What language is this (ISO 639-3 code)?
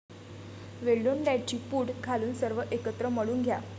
mar